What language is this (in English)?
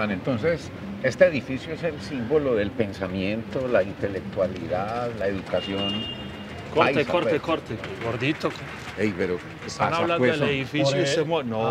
Spanish